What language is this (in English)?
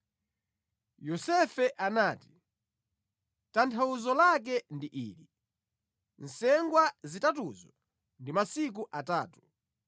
Nyanja